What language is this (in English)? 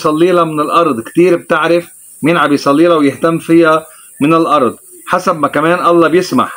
Arabic